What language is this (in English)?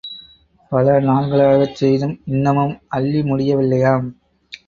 Tamil